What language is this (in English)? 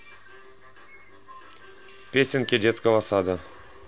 Russian